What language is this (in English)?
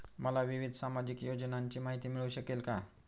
Marathi